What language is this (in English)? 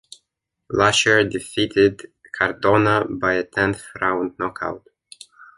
English